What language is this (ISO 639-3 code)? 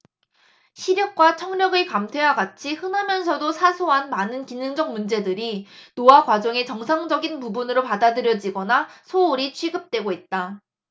kor